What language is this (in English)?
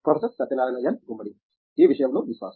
Telugu